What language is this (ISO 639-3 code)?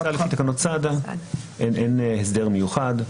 heb